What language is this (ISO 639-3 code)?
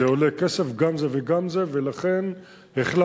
heb